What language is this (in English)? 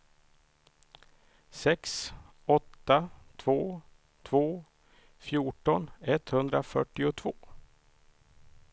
Swedish